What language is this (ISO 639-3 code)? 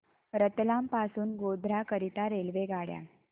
mar